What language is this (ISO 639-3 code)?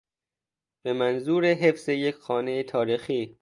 fas